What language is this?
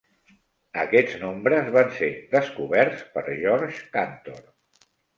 Catalan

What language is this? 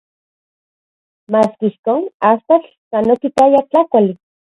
Central Puebla Nahuatl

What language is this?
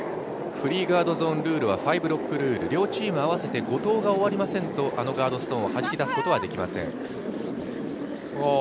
Japanese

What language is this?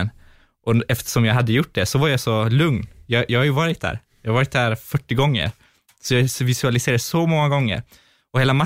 Swedish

